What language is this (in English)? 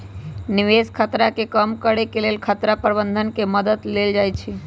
Magahi